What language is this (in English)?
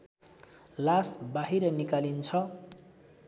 Nepali